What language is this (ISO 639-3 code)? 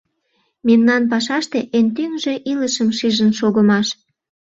chm